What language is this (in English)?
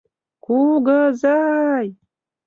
Mari